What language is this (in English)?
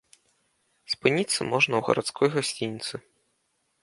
Belarusian